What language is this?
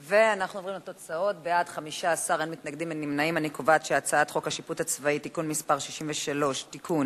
Hebrew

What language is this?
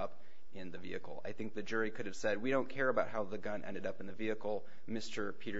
English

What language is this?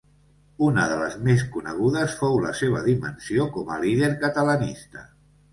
Catalan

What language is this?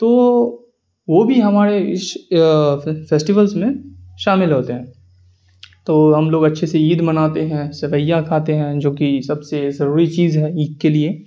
Urdu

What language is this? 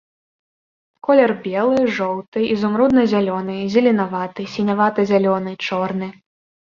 Belarusian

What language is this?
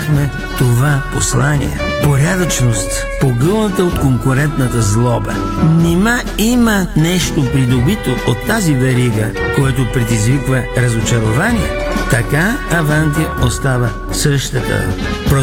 Bulgarian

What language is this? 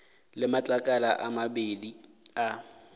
Northern Sotho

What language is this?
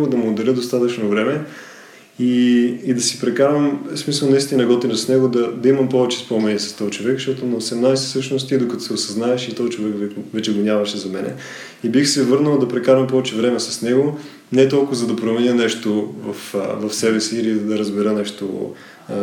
Bulgarian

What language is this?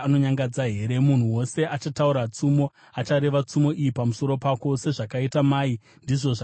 Shona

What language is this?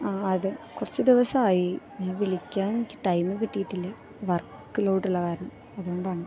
Malayalam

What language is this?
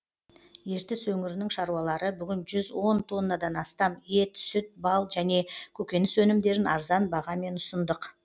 Kazakh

